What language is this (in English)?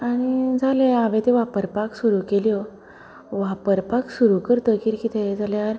Konkani